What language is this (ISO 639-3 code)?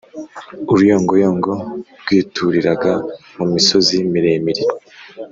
kin